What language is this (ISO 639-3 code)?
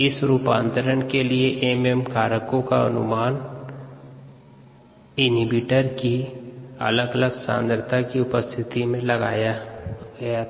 hin